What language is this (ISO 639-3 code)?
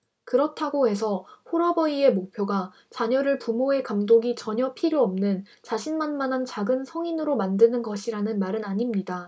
kor